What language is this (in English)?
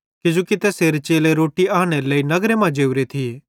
Bhadrawahi